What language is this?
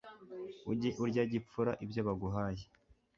Kinyarwanda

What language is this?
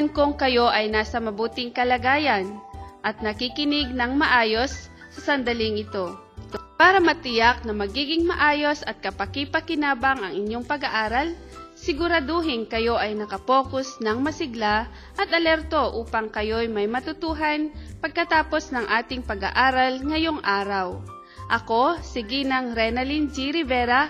Filipino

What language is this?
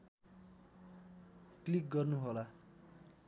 Nepali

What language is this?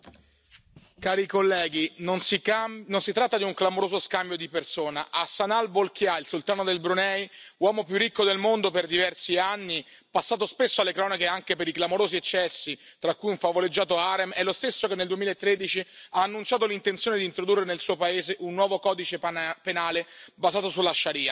Italian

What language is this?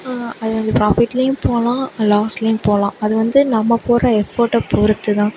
Tamil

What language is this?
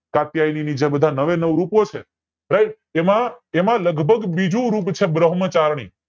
Gujarati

